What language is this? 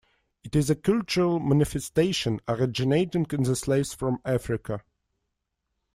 English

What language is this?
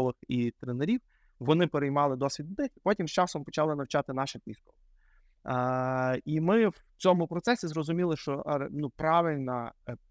Ukrainian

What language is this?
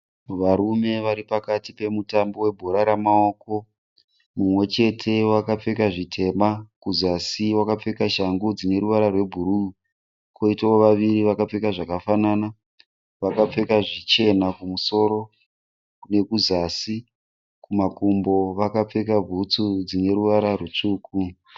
Shona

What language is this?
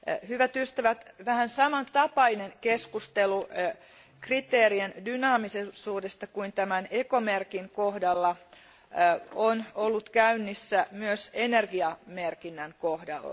Finnish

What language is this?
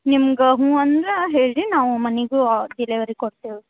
Kannada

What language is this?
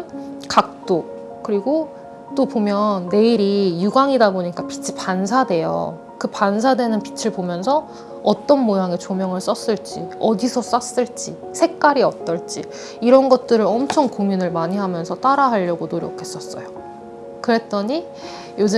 Korean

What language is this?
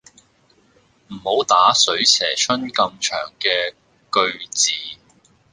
Cantonese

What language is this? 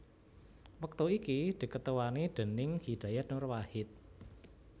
Javanese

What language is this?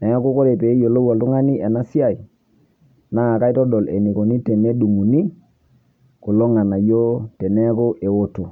Masai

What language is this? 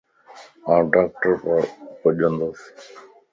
Lasi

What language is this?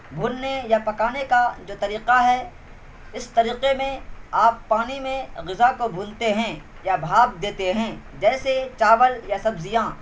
Urdu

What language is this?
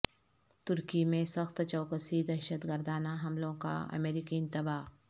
Urdu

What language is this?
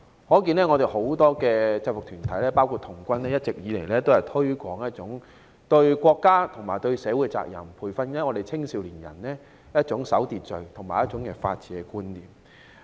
Cantonese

